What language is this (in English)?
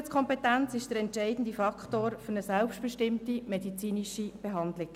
Swiss German